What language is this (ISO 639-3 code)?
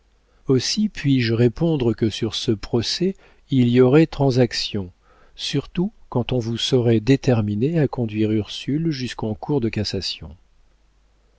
fra